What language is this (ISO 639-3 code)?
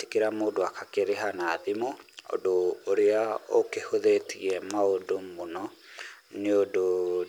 kik